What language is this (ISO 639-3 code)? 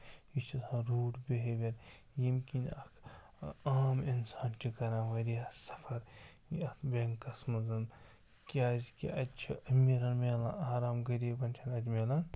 kas